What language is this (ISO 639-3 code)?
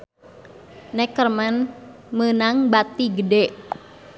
sun